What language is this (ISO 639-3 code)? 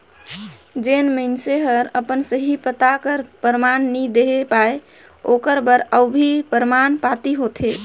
hne